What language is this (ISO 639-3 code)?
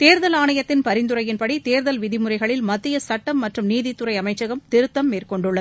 tam